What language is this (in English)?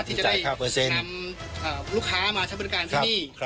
Thai